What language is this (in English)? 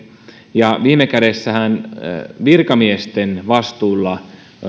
Finnish